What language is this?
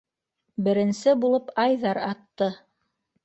Bashkir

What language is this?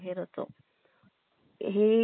Marathi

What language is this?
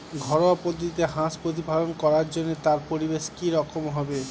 Bangla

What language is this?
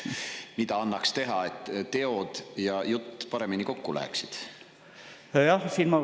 Estonian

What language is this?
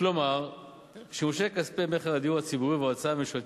Hebrew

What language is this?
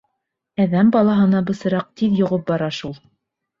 Bashkir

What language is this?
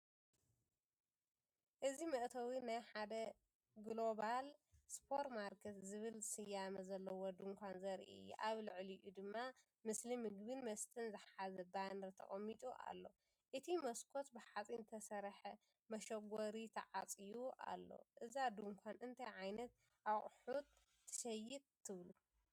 Tigrinya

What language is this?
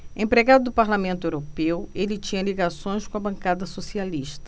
Portuguese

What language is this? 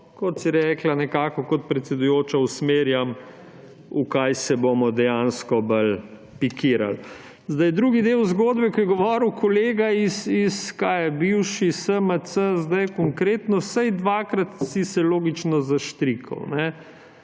Slovenian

